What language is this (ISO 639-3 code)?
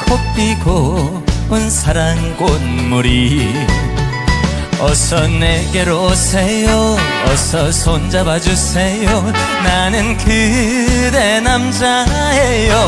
kor